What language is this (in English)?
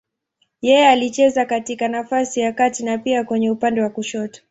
Swahili